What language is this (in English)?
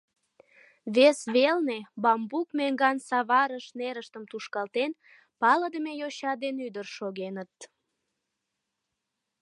Mari